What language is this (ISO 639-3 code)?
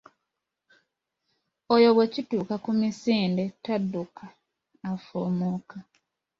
lug